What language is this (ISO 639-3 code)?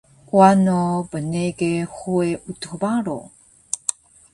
trv